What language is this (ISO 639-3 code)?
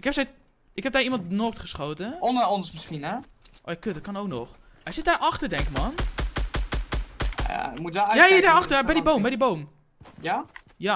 nld